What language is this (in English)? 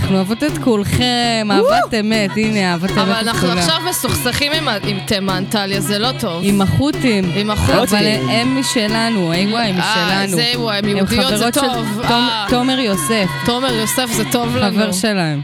Hebrew